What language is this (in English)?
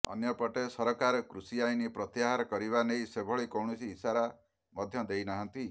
Odia